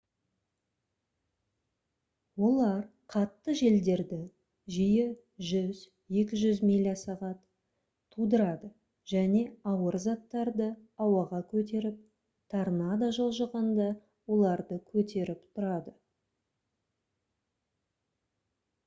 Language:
Kazakh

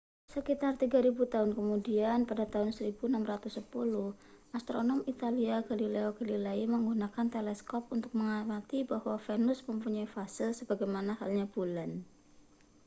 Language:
Indonesian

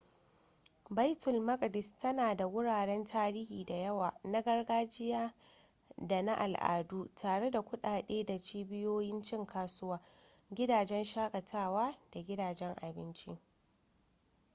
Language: Hausa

